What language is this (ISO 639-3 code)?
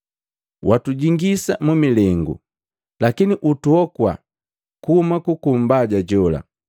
mgv